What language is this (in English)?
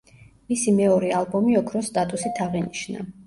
Georgian